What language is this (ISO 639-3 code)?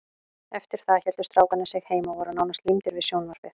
isl